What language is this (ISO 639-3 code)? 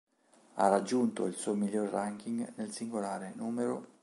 ita